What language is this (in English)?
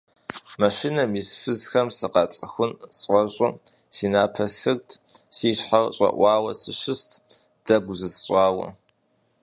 Kabardian